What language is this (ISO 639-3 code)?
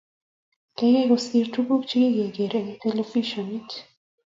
kln